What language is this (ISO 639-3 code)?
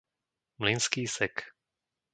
slk